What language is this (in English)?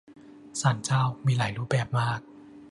Thai